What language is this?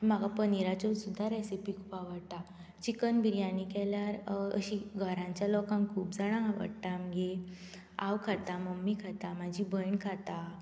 Konkani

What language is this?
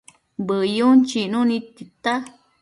Matsés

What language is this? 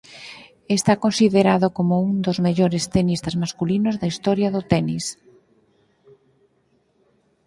Galician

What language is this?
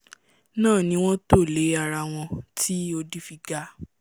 Yoruba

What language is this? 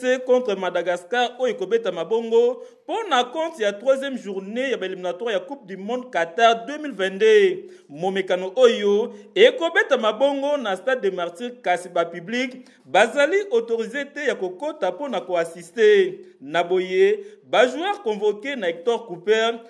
French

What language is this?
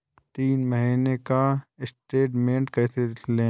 Hindi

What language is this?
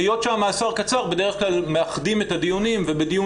Hebrew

